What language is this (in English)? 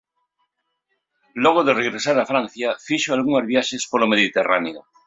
Galician